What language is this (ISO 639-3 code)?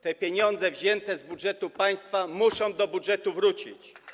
pol